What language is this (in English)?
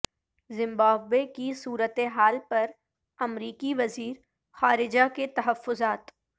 Urdu